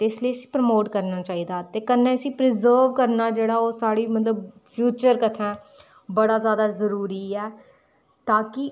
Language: Dogri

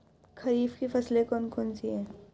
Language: Hindi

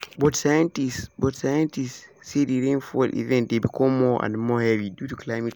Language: Nigerian Pidgin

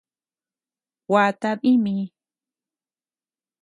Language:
Tepeuxila Cuicatec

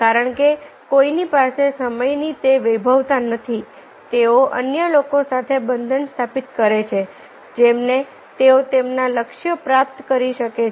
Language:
Gujarati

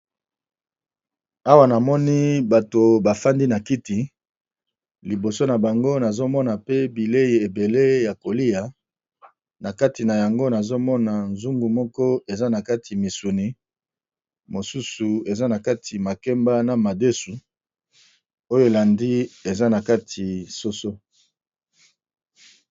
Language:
Lingala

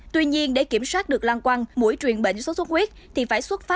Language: Vietnamese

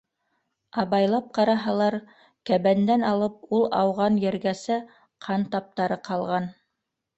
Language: Bashkir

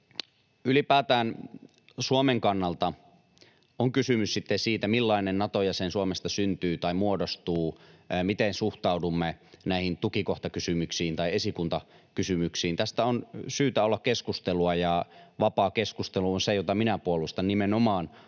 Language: Finnish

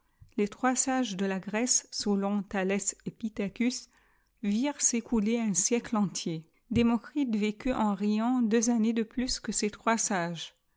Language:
French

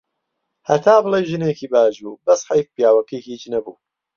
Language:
Central Kurdish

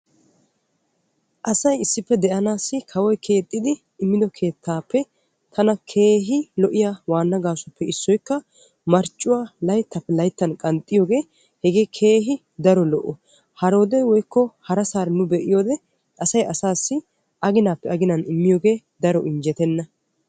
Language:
Wolaytta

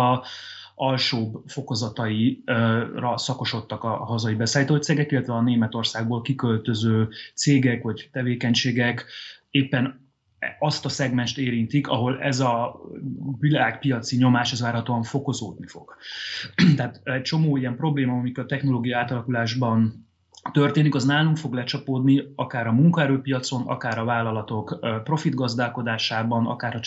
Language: Hungarian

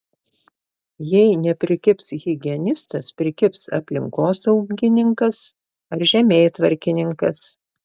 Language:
Lithuanian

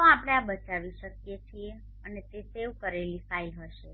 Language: Gujarati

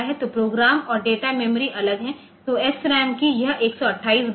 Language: Hindi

